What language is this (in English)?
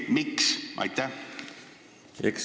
Estonian